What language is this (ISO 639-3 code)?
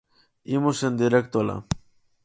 glg